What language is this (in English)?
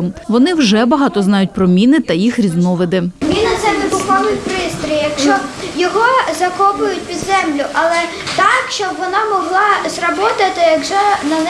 Ukrainian